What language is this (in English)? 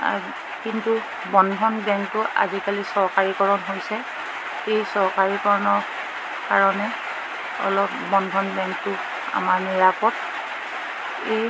Assamese